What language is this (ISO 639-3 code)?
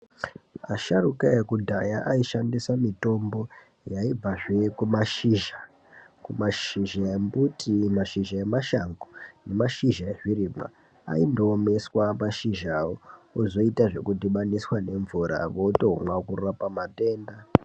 ndc